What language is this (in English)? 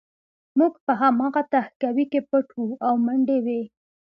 Pashto